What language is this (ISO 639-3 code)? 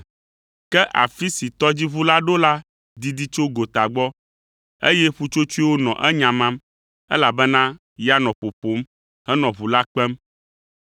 ewe